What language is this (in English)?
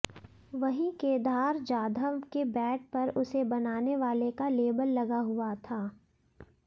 Hindi